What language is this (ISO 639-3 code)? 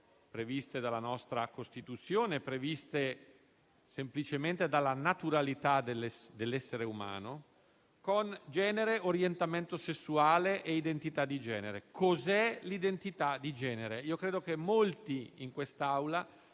ita